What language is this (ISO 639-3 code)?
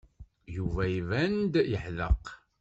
kab